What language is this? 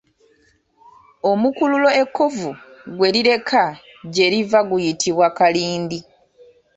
Ganda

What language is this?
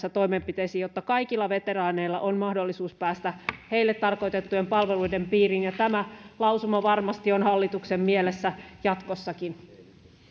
Finnish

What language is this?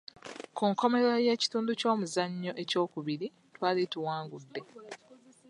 Ganda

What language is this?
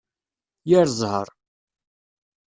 Kabyle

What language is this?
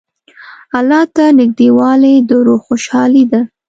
Pashto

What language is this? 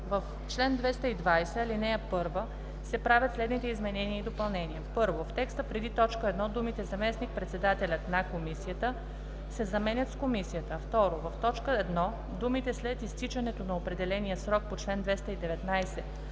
Bulgarian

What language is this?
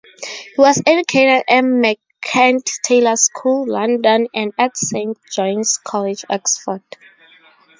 English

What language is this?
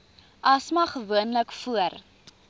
Afrikaans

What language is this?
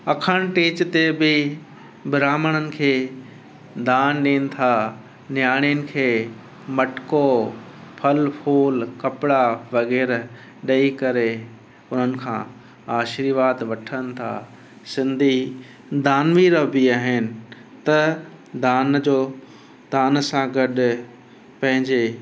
Sindhi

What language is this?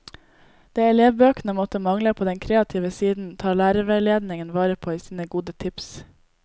Norwegian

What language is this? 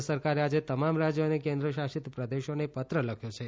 Gujarati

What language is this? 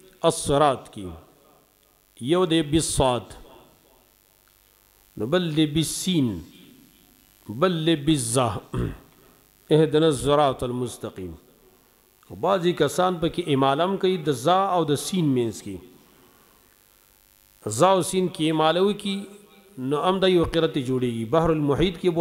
Arabic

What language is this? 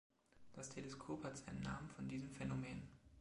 German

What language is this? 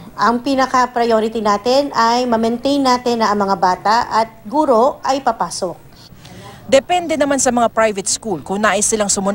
Filipino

